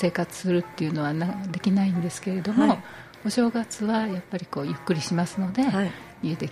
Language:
Japanese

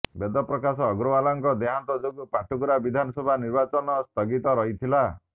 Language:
Odia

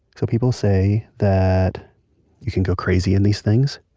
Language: English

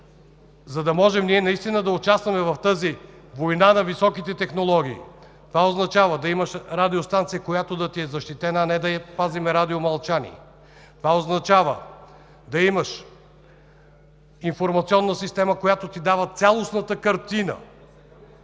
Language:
Bulgarian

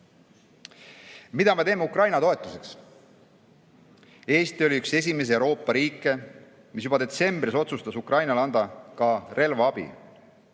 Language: Estonian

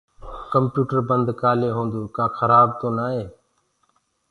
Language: Gurgula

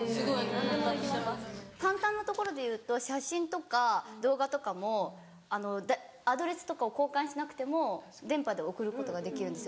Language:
Japanese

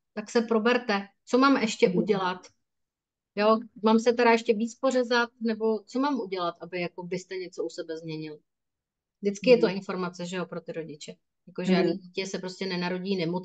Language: Czech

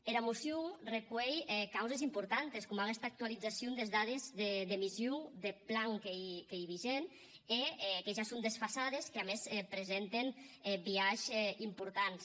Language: Catalan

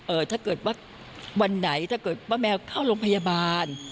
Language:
Thai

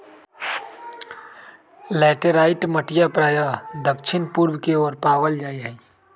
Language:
Magahi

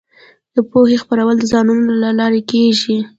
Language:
Pashto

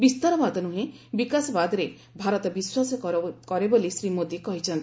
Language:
Odia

